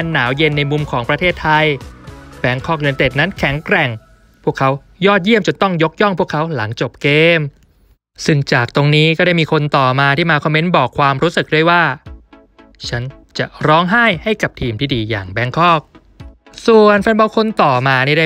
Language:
Thai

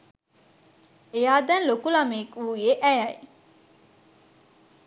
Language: Sinhala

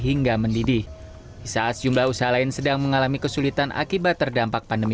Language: Indonesian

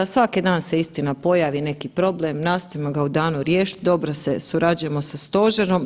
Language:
Croatian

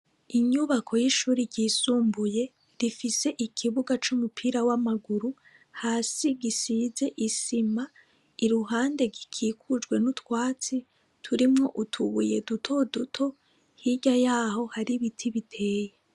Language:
Rundi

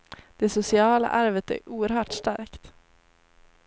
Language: Swedish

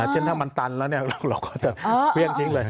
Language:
Thai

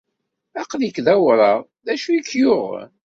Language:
Kabyle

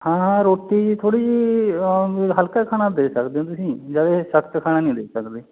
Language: Punjabi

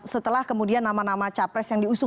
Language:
Indonesian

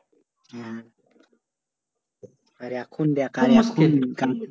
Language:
Bangla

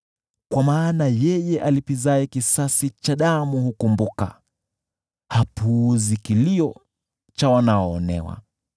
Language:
Swahili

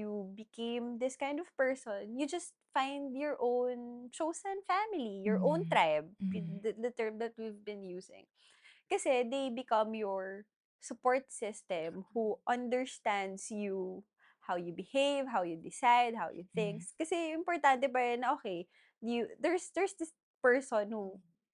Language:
Filipino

